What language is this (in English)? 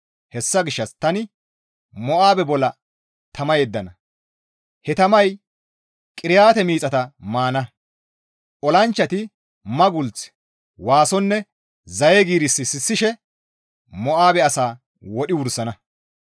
Gamo